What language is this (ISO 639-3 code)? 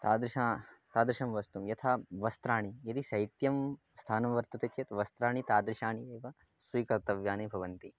san